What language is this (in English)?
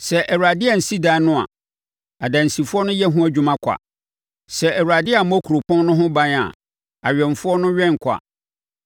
Akan